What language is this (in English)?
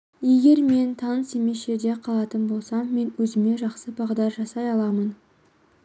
Kazakh